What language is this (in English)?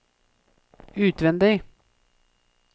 Norwegian